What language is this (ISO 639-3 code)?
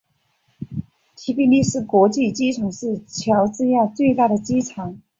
zho